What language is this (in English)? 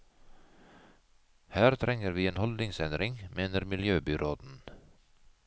Norwegian